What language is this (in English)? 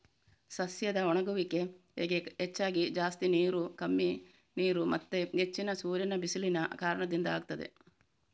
Kannada